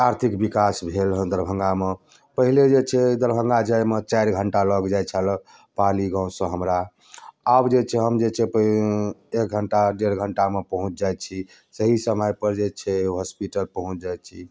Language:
Maithili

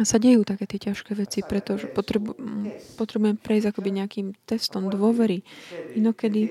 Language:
Slovak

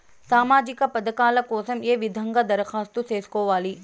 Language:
Telugu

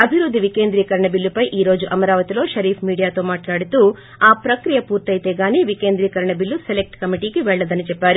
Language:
Telugu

